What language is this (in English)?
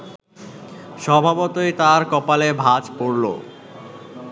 Bangla